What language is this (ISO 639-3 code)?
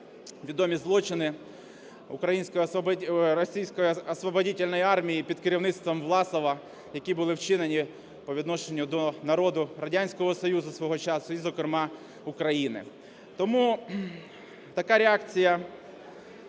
ukr